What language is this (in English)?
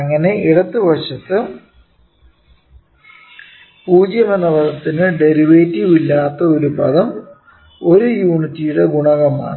Malayalam